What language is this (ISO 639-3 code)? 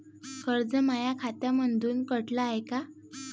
mar